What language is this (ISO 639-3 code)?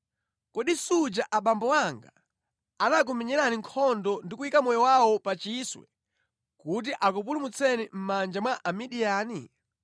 nya